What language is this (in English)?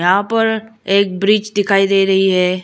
Hindi